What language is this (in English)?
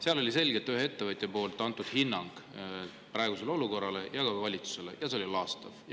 Estonian